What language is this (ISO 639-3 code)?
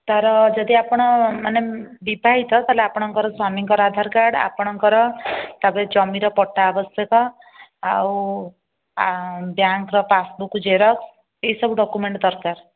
ori